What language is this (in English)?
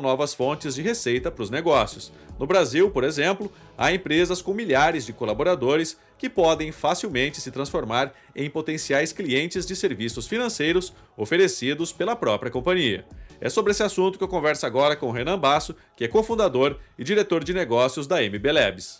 Portuguese